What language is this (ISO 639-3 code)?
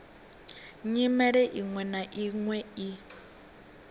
ven